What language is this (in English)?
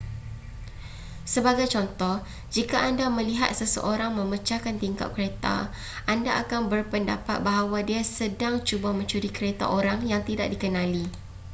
Malay